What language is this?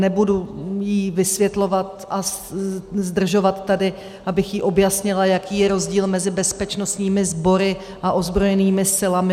Czech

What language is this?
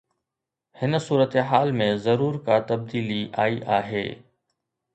Sindhi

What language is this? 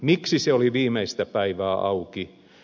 Finnish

